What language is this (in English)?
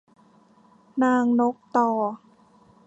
Thai